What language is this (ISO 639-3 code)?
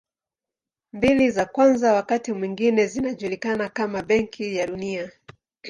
swa